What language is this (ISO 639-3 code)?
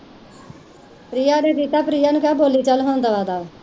pan